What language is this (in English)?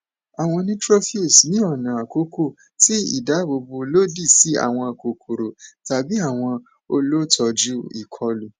Yoruba